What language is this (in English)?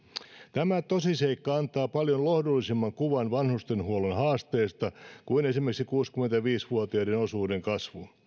Finnish